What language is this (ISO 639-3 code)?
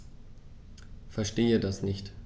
deu